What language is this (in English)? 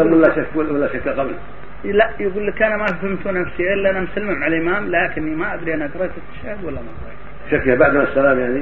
Arabic